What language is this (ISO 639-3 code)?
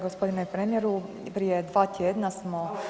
hrv